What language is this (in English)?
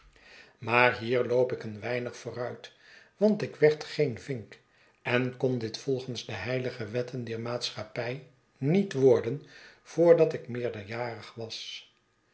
Dutch